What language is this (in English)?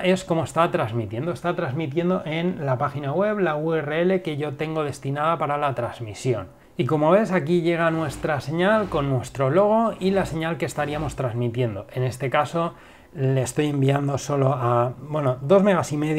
Spanish